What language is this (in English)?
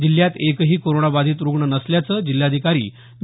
Marathi